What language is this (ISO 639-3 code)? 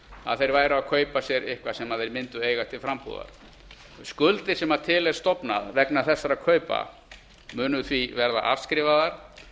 isl